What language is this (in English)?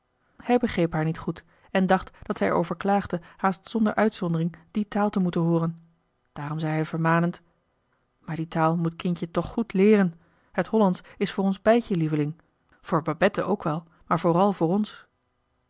Dutch